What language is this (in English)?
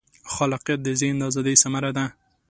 Pashto